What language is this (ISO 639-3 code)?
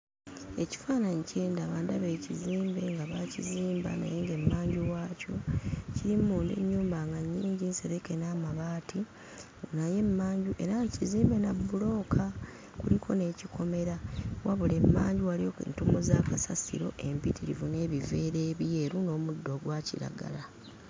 lug